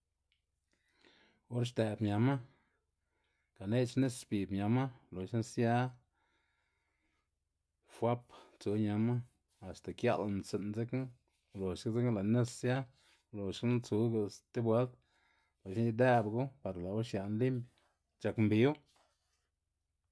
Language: Xanaguía Zapotec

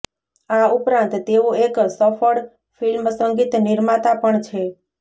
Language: Gujarati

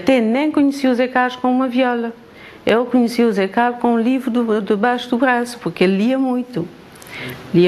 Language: Portuguese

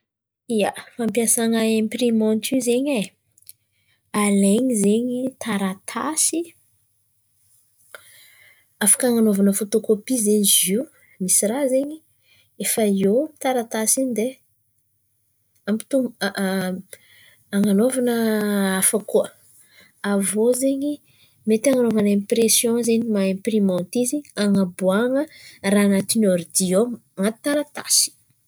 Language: Antankarana Malagasy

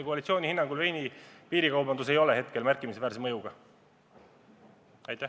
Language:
Estonian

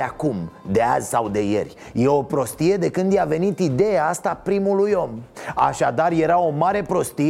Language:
Romanian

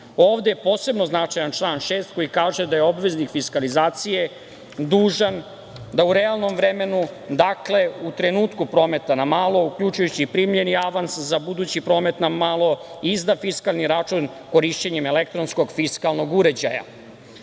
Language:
Serbian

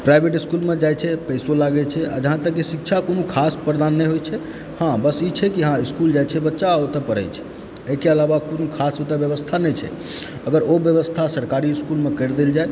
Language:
Maithili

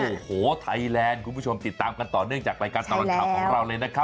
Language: Thai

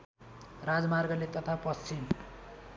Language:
Nepali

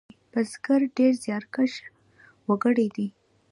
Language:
Pashto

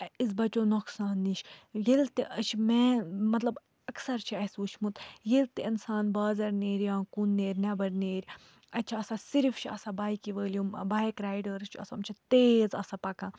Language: Kashmiri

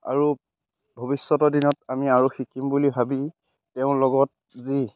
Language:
Assamese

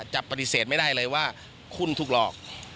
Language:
Thai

